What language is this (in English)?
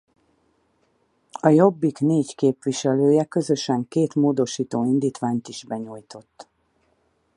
Hungarian